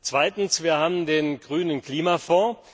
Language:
German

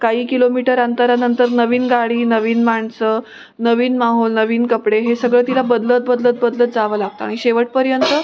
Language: Marathi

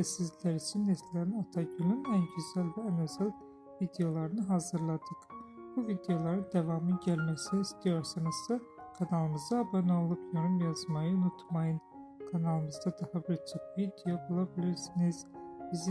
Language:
Turkish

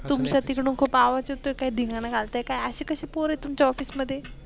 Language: Marathi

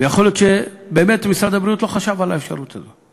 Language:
Hebrew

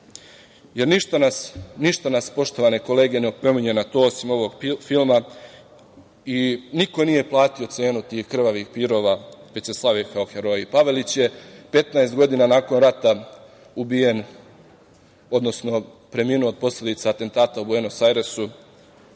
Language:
Serbian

